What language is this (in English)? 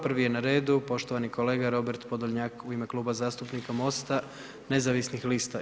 Croatian